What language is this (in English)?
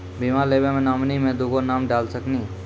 Maithili